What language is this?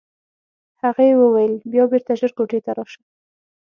Pashto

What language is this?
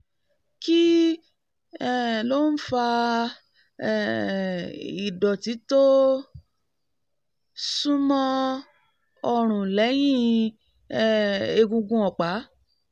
Yoruba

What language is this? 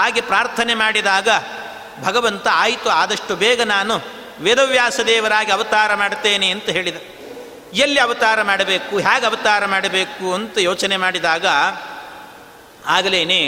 Kannada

